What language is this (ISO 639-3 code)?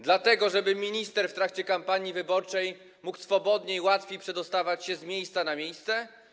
pol